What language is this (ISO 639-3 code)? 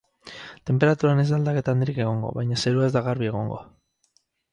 eus